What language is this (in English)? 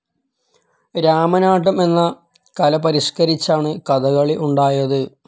Malayalam